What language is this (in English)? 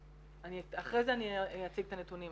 Hebrew